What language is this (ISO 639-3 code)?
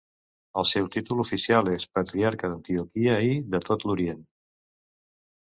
cat